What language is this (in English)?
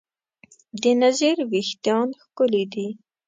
Pashto